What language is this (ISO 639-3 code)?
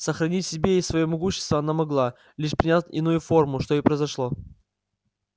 rus